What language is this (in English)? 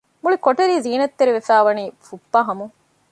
Divehi